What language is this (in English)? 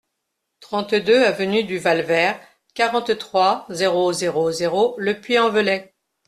French